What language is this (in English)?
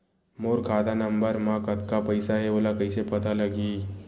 Chhattisgarhi